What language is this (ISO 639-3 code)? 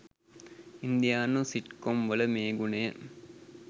sin